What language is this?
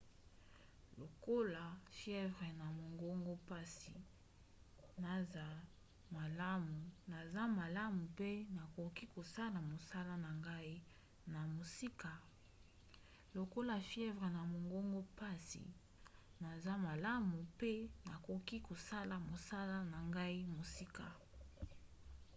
Lingala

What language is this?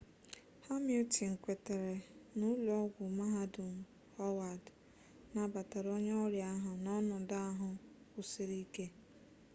Igbo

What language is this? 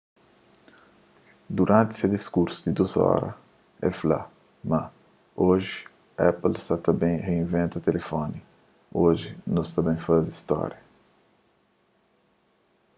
Kabuverdianu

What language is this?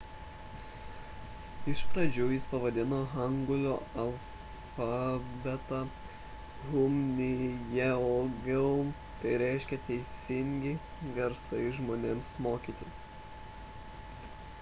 Lithuanian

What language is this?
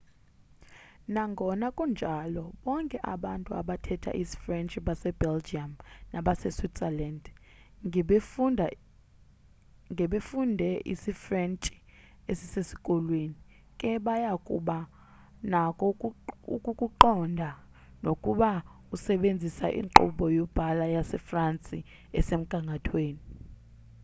Xhosa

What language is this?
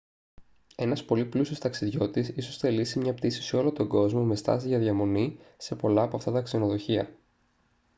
Greek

